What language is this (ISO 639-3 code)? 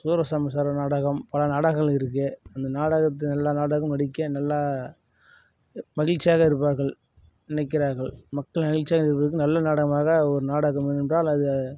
tam